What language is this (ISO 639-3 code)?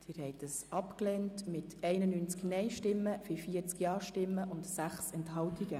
gsw